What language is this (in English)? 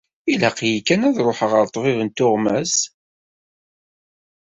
Kabyle